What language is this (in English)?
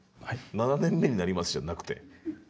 Japanese